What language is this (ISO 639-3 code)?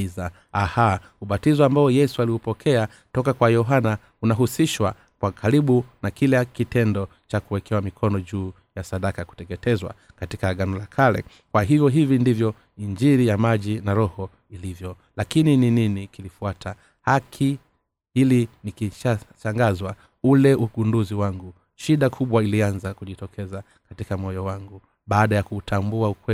swa